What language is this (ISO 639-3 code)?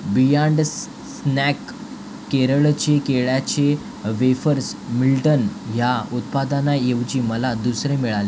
mar